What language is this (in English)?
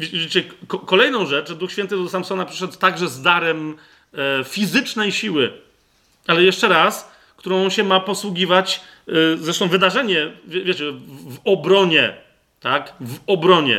Polish